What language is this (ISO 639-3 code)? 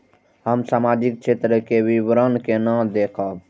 mai